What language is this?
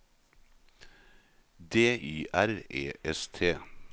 Norwegian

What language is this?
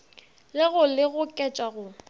Northern Sotho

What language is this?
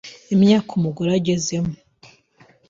Kinyarwanda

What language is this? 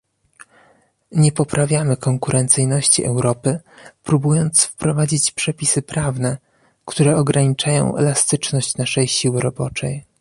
Polish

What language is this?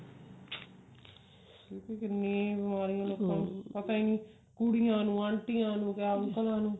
Punjabi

